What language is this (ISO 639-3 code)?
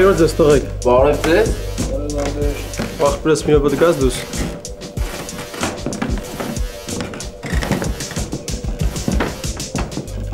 tur